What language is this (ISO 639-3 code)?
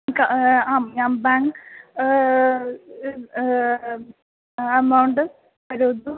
san